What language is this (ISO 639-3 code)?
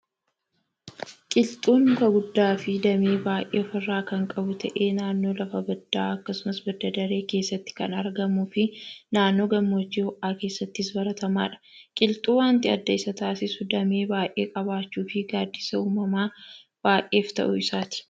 orm